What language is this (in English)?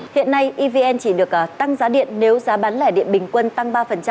Vietnamese